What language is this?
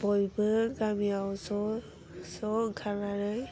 Bodo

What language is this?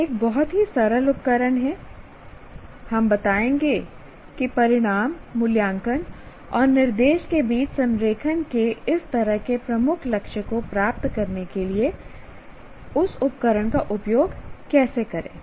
Hindi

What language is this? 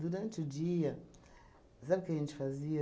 Portuguese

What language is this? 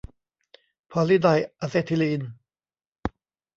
Thai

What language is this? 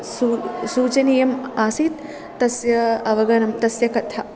Sanskrit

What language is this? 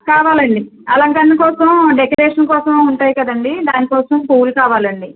Telugu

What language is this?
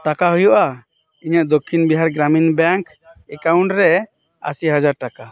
Santali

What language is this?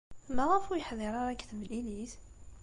Kabyle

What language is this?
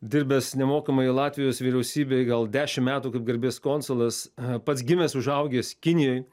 Lithuanian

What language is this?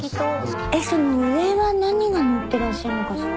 Japanese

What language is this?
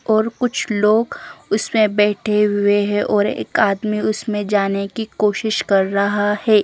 Hindi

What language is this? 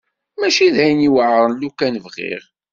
Kabyle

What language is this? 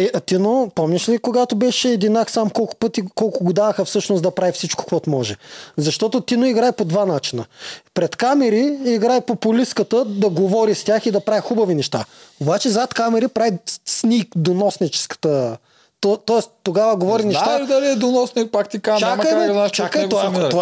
Bulgarian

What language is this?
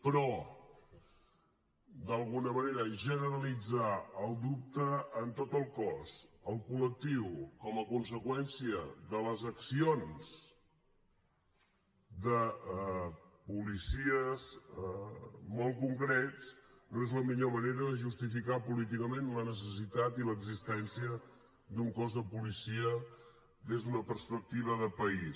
Catalan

